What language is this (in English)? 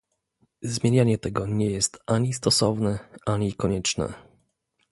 Polish